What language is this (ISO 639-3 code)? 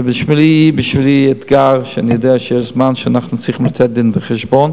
heb